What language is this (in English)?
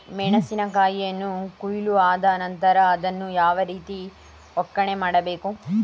Kannada